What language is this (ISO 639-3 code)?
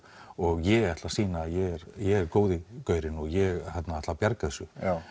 isl